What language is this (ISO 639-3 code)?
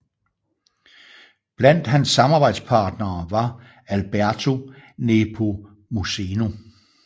dan